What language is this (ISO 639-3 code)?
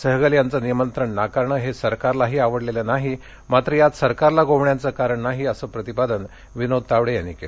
mar